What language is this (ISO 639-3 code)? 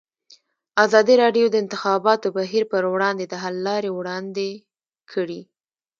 pus